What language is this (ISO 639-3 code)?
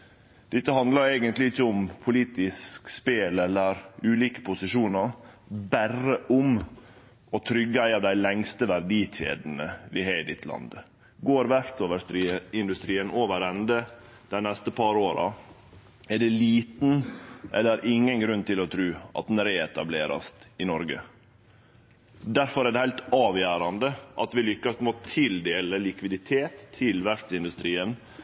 nno